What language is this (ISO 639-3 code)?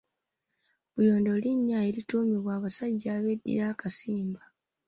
lug